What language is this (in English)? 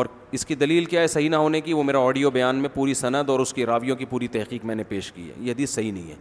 Urdu